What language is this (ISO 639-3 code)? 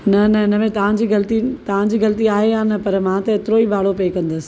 snd